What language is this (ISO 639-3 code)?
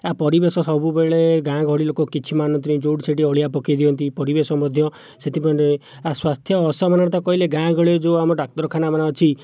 ori